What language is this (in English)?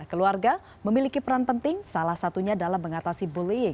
Indonesian